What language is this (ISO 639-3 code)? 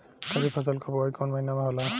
bho